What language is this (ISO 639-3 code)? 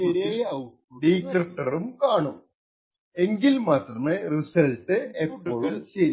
mal